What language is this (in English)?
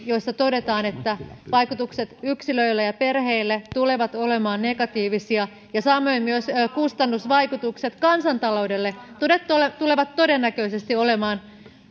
Finnish